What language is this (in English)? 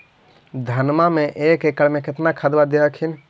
Magahi